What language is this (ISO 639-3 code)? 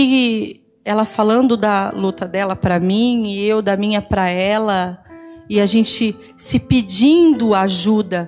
por